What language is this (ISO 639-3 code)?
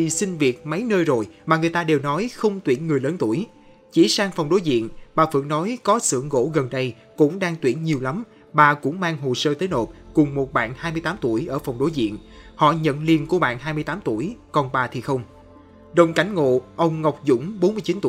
vie